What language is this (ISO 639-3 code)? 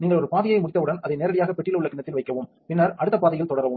tam